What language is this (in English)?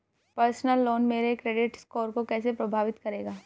Hindi